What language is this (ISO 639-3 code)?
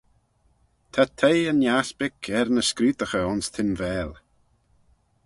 glv